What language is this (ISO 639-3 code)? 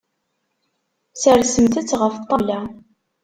kab